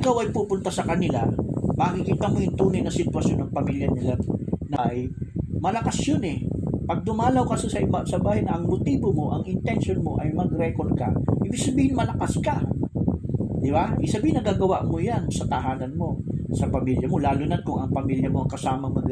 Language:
Filipino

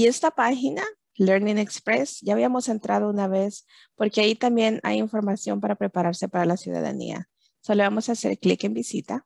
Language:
Spanish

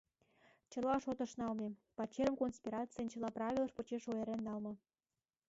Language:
Mari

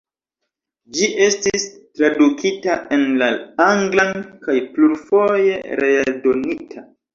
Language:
Esperanto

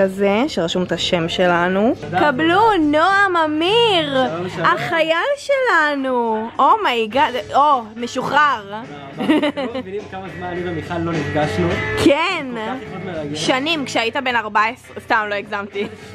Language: Hebrew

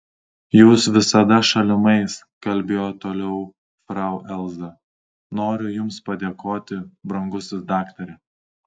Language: Lithuanian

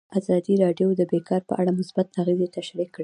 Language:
Pashto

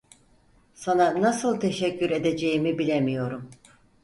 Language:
Turkish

